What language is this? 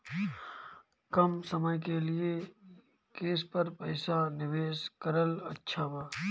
Bhojpuri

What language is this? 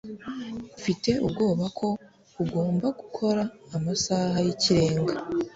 Kinyarwanda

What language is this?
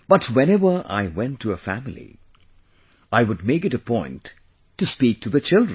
English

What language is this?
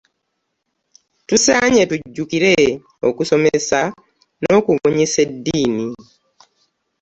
Ganda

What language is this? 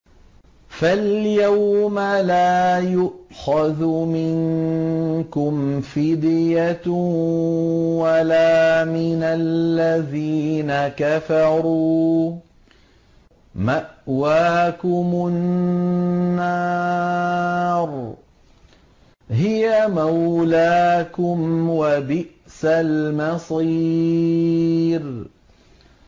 Arabic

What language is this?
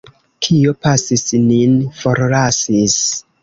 Esperanto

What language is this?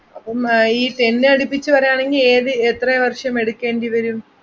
Malayalam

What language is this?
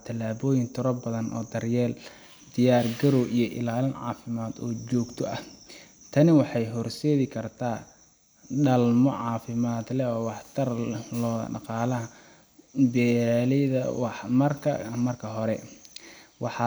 Somali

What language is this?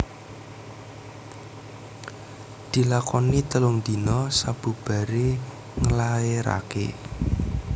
Javanese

